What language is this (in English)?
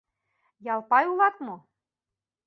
Mari